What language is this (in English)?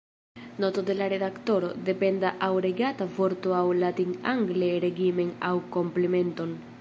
Esperanto